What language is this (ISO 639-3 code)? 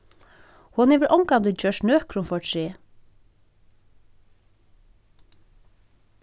fao